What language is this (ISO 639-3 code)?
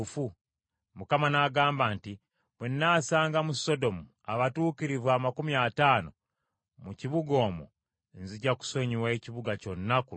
lug